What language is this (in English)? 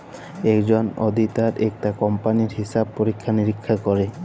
Bangla